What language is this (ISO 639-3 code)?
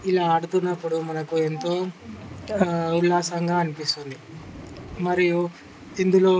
tel